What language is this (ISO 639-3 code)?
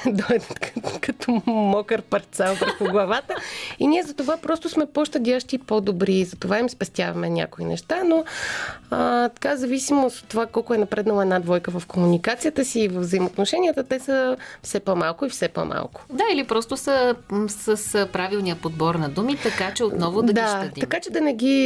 bul